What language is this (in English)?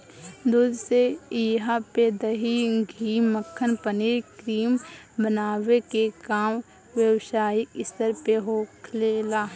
Bhojpuri